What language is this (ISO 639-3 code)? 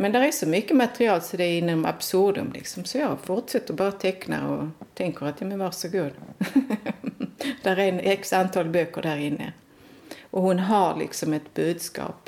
swe